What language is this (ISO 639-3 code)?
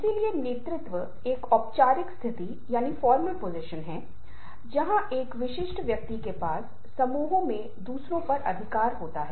hin